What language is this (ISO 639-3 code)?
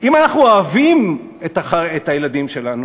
heb